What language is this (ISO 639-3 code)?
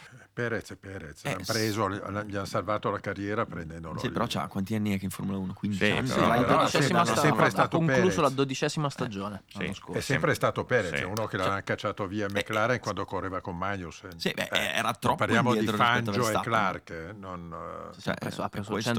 ita